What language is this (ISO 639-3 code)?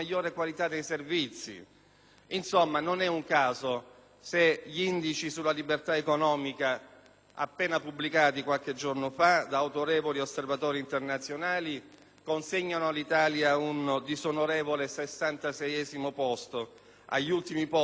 ita